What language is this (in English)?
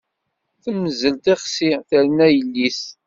Kabyle